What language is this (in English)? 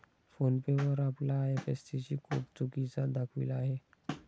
Marathi